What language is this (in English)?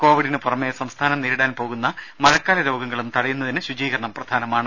Malayalam